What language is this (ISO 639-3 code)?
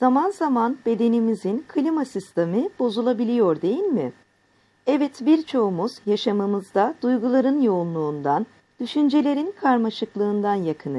tur